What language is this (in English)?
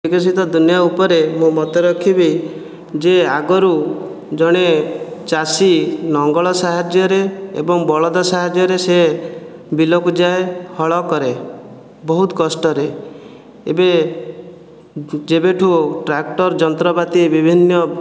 Odia